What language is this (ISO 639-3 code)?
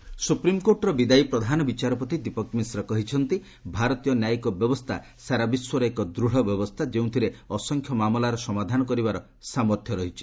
ori